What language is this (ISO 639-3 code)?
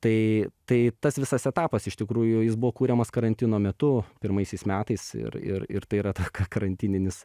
lit